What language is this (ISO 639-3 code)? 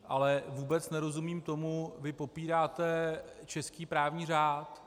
ces